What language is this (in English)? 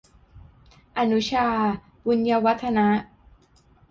Thai